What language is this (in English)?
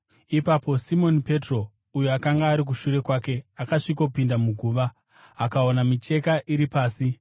Shona